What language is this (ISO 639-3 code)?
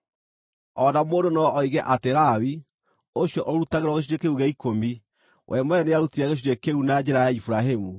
kik